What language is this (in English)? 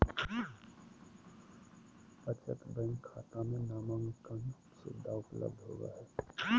Magahi